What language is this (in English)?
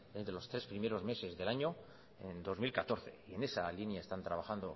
Spanish